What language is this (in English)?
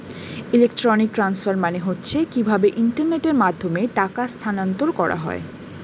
Bangla